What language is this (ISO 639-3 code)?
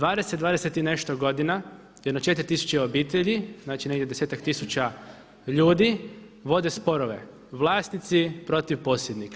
hrv